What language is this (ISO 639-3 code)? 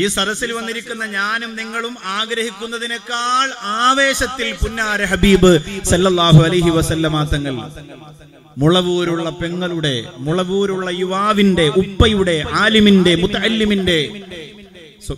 mal